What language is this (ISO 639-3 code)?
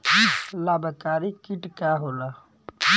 bho